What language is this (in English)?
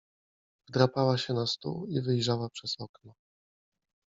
Polish